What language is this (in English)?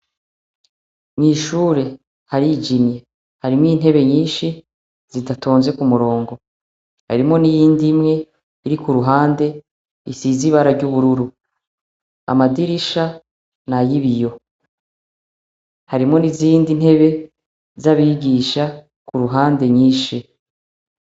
Rundi